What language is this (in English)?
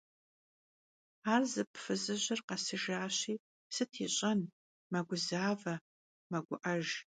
Kabardian